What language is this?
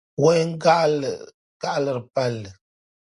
Dagbani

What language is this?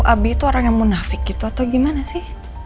Indonesian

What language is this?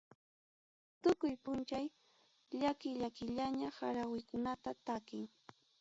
Ayacucho Quechua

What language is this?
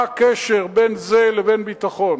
Hebrew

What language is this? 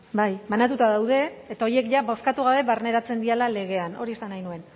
Basque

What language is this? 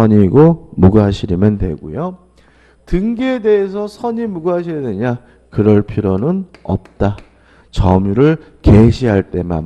Korean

